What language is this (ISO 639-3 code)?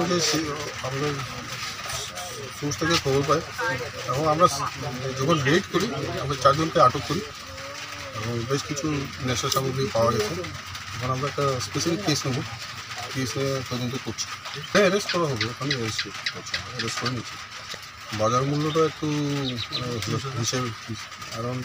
kor